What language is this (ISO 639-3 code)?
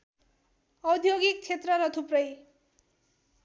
nep